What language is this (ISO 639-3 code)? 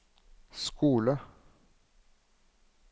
nor